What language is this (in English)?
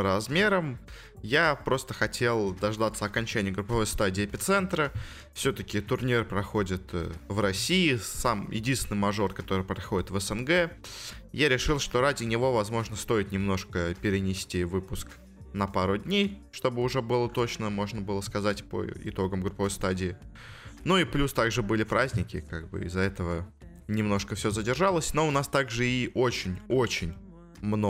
Russian